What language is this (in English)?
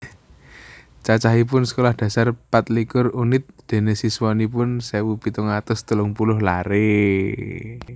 Javanese